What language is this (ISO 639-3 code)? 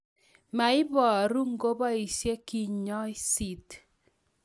kln